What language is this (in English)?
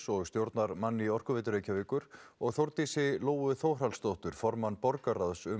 Icelandic